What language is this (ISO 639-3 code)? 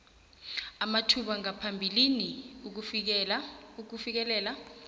nbl